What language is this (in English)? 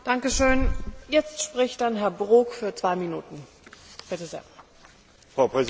German